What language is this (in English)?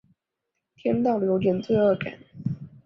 Chinese